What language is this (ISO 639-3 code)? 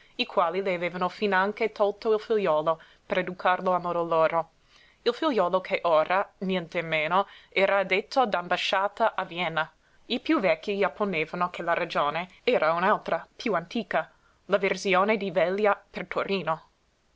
ita